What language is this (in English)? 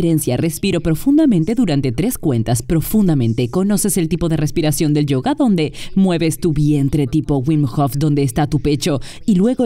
Spanish